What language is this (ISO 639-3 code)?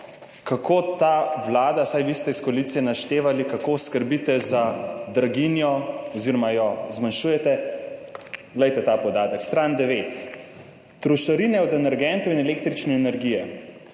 slv